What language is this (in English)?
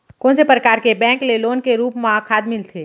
Chhattisgarhi